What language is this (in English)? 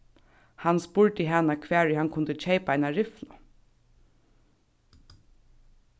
Faroese